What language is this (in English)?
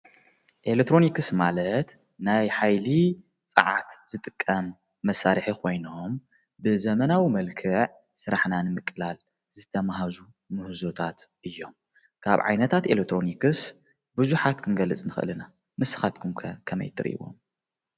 Tigrinya